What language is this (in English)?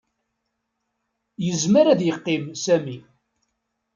Kabyle